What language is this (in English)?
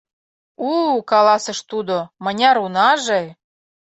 Mari